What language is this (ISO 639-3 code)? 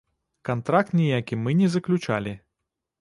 bel